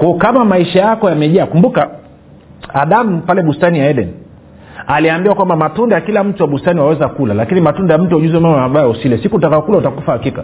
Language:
Swahili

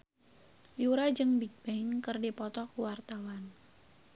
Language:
Sundanese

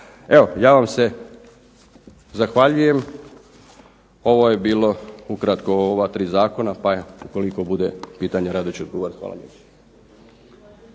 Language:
Croatian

